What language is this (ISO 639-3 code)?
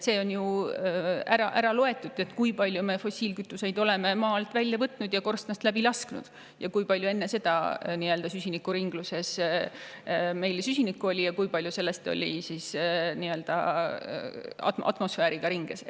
est